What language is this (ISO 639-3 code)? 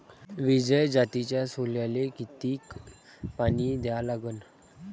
mar